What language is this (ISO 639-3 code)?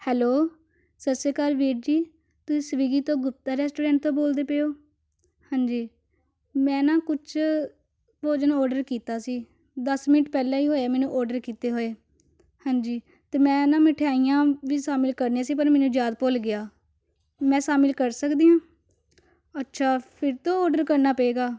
pan